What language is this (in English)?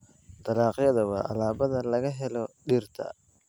Somali